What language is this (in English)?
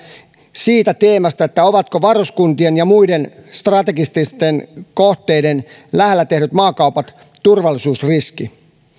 Finnish